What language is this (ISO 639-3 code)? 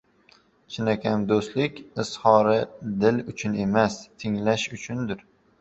uzb